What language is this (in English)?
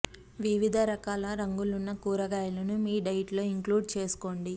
Telugu